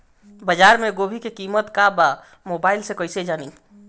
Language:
Bhojpuri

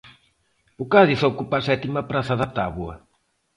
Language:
Galician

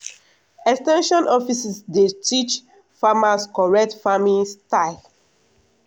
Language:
Nigerian Pidgin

